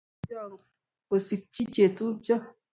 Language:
Kalenjin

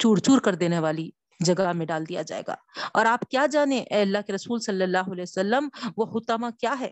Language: Urdu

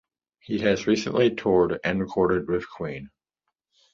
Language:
English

